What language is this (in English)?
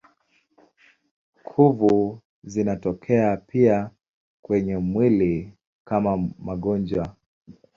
Swahili